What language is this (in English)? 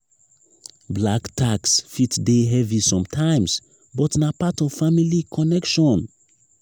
Nigerian Pidgin